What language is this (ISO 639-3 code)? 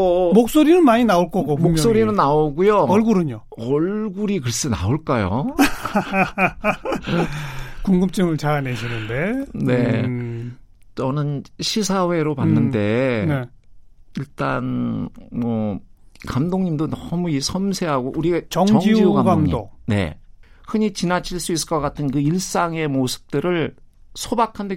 kor